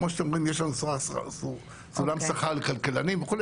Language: Hebrew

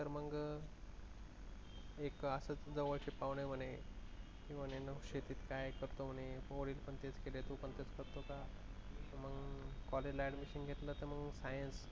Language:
Marathi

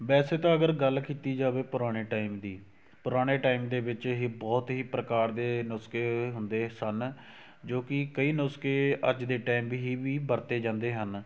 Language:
Punjabi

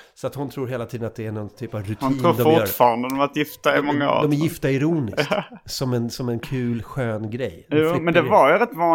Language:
Swedish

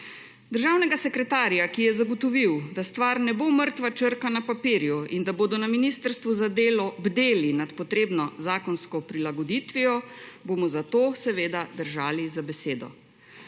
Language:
Slovenian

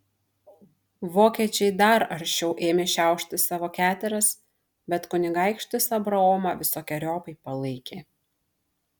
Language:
Lithuanian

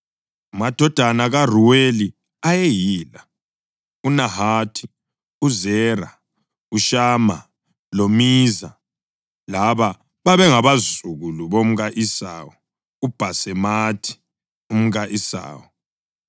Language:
North Ndebele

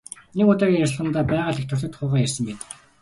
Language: Mongolian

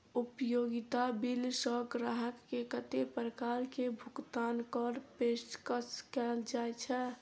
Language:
Maithili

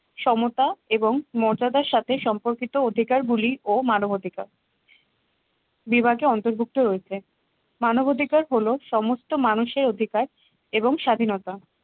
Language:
Bangla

